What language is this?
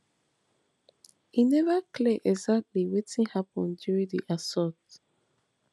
Nigerian Pidgin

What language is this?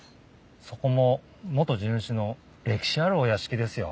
Japanese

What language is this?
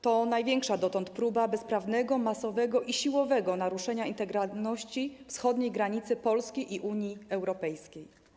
Polish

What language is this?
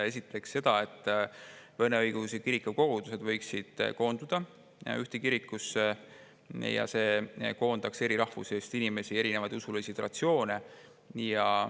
Estonian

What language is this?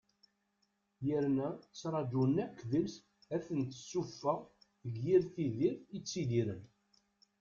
Kabyle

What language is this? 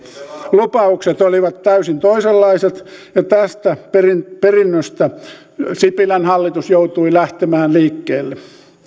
Finnish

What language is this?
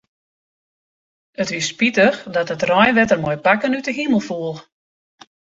Western Frisian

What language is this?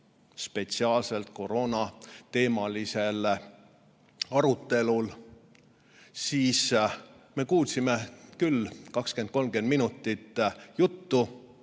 Estonian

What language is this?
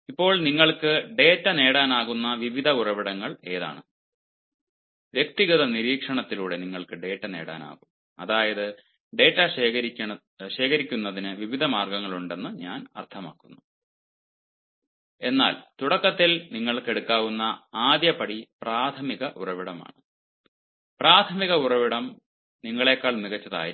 Malayalam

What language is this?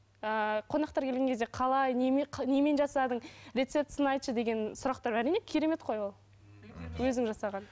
Kazakh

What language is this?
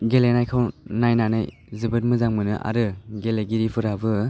Bodo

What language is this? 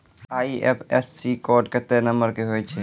Maithili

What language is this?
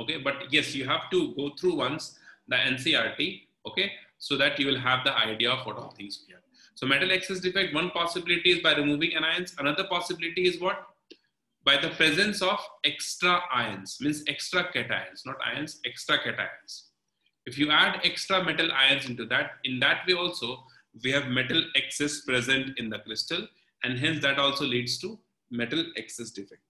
English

